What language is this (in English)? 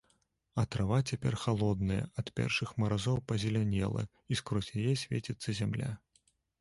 Belarusian